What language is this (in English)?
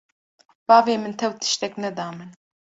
Kurdish